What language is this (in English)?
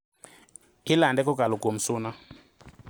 Luo (Kenya and Tanzania)